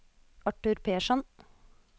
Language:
Norwegian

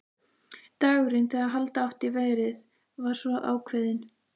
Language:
Icelandic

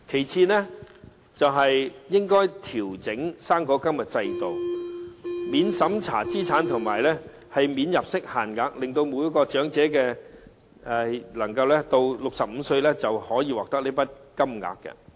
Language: Cantonese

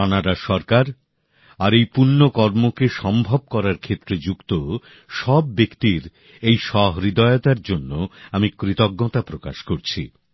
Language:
Bangla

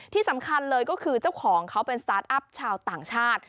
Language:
Thai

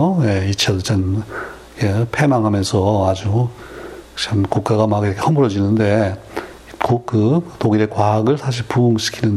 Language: Korean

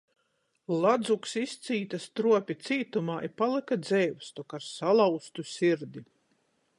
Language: Latgalian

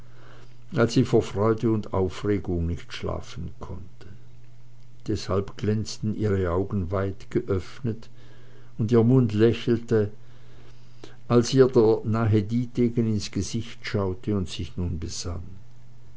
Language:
German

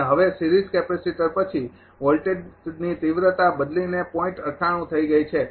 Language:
Gujarati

